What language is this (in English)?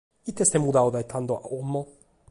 Sardinian